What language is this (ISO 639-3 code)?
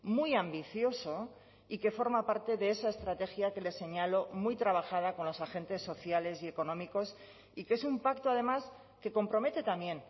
spa